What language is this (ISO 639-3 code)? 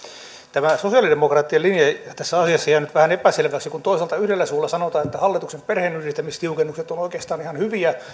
fin